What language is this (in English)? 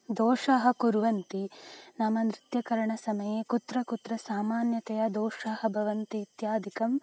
Sanskrit